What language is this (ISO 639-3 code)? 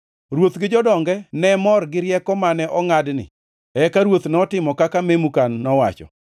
luo